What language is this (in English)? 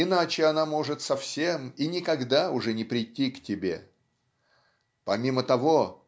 Russian